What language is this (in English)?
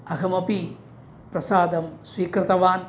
Sanskrit